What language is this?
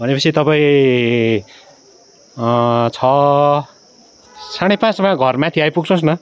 Nepali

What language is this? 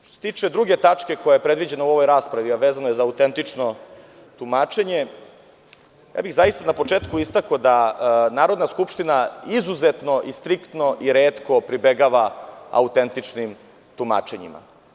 Serbian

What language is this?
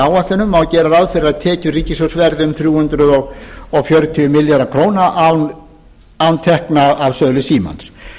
Icelandic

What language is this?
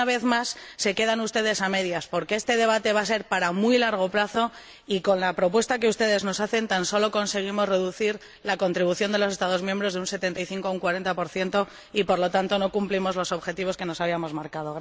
Spanish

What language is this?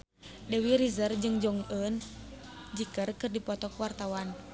Sundanese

